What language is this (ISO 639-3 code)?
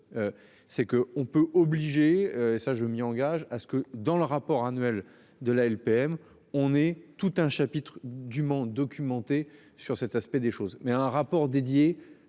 fra